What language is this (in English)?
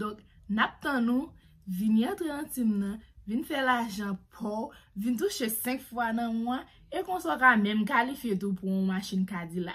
French